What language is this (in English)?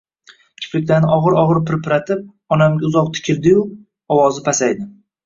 Uzbek